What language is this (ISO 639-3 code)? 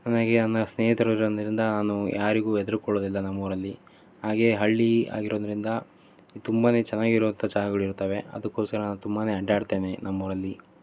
kan